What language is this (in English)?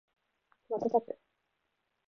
Japanese